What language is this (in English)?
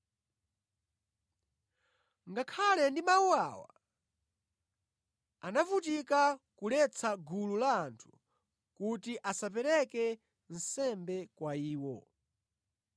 Nyanja